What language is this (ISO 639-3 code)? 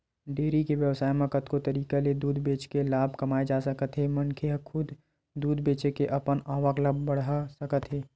hne